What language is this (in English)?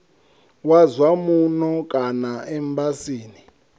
Venda